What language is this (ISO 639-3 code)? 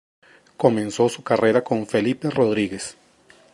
spa